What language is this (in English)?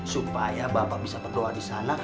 Indonesian